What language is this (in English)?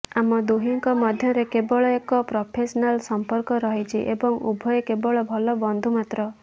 Odia